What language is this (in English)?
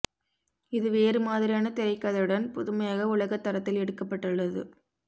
Tamil